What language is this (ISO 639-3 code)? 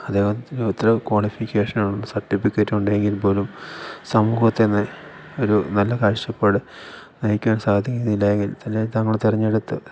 mal